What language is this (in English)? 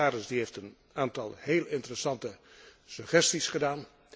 Dutch